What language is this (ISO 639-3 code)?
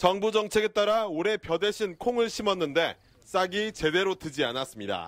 kor